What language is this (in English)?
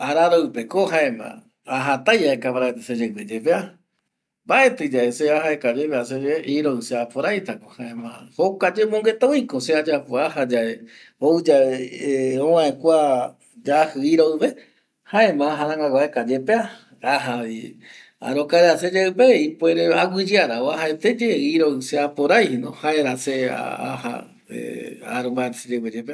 Eastern Bolivian Guaraní